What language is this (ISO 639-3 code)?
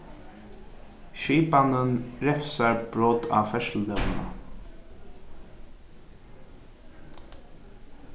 fao